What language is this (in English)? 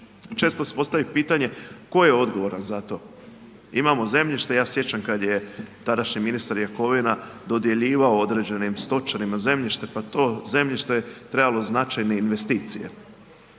Croatian